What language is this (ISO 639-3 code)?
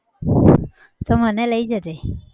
guj